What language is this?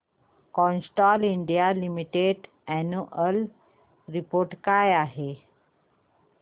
Marathi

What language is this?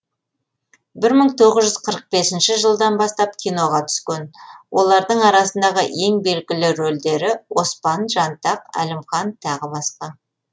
Kazakh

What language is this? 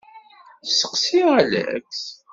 Kabyle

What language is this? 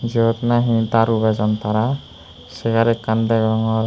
Chakma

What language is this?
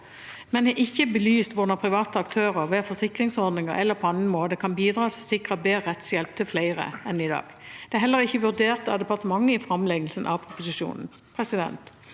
Norwegian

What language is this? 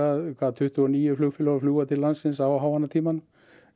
Icelandic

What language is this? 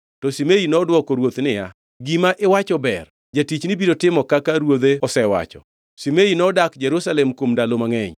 Luo (Kenya and Tanzania)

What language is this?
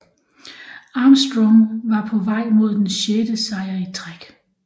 Danish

